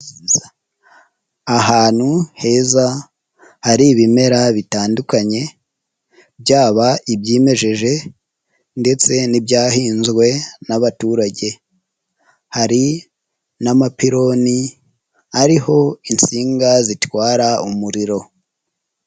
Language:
Kinyarwanda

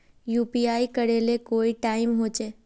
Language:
Magahi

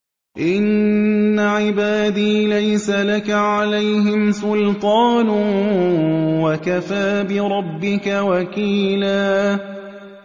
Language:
Arabic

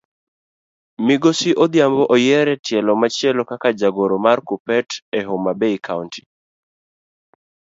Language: Luo (Kenya and Tanzania)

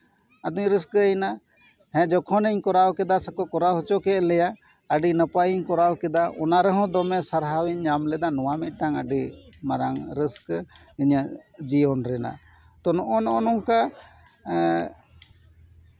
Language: Santali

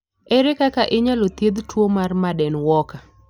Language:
Luo (Kenya and Tanzania)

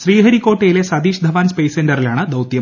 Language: Malayalam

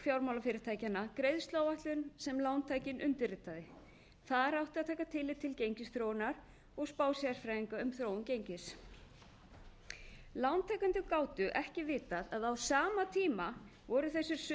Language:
Icelandic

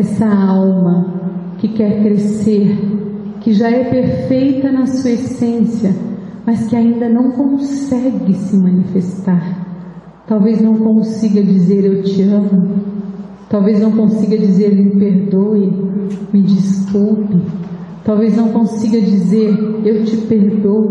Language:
Portuguese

